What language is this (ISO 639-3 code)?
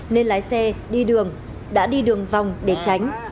vie